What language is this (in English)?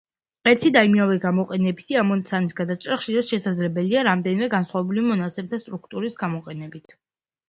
Georgian